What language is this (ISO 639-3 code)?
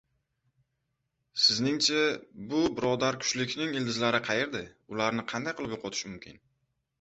uzb